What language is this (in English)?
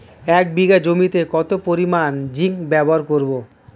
Bangla